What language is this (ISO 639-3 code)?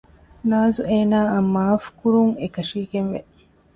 div